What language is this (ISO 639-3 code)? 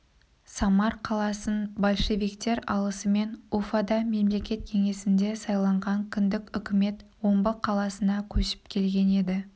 kaz